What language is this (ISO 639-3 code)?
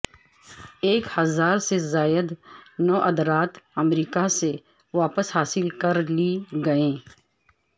urd